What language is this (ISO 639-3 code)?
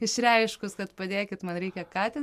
lit